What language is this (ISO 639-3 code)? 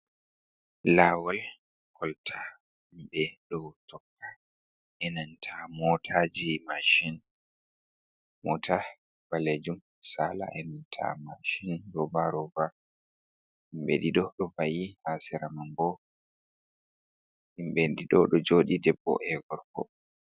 ful